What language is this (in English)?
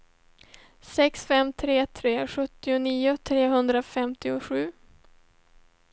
Swedish